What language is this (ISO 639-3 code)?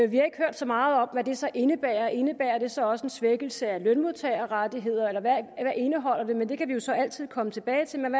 dan